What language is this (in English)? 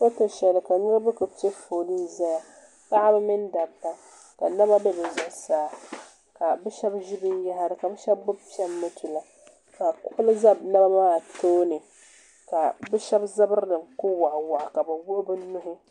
Dagbani